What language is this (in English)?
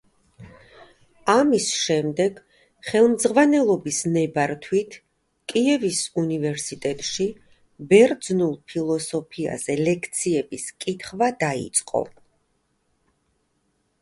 Georgian